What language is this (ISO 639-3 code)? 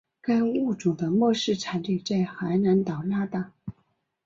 zho